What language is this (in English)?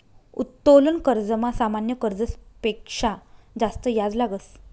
Marathi